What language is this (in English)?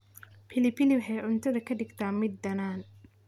Somali